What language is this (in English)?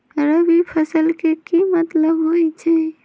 Magahi